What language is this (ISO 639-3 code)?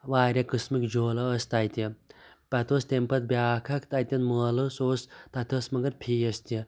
kas